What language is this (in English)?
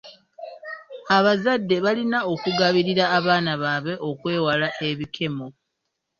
Ganda